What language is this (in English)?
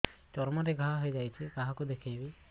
Odia